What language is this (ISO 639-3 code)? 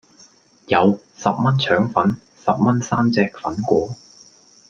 yue